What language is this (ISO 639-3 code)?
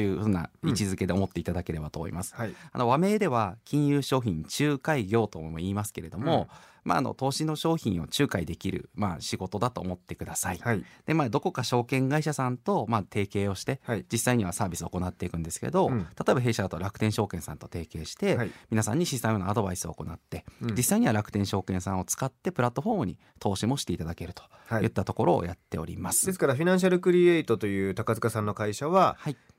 jpn